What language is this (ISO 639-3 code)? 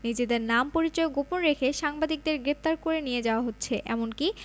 ben